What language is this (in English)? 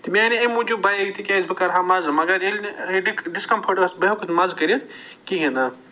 Kashmiri